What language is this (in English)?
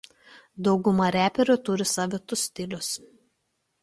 Lithuanian